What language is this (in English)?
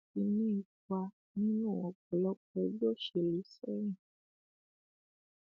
Yoruba